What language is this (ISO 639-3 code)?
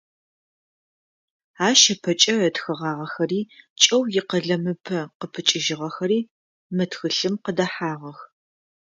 ady